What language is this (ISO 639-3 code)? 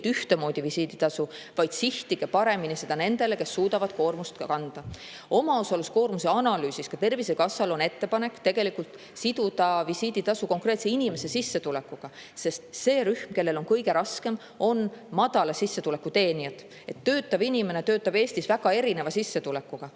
est